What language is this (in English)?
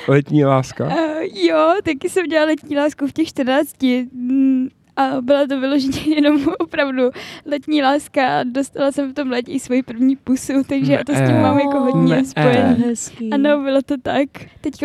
Czech